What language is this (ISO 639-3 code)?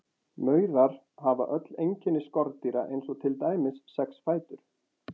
isl